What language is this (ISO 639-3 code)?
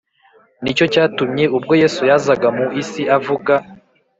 kin